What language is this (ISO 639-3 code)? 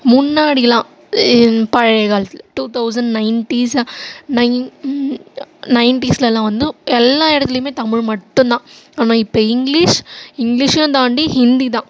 tam